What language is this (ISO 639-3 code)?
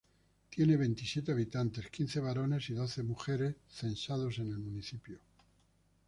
spa